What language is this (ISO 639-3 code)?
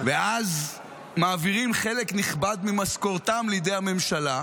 heb